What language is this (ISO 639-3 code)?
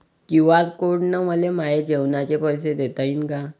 mar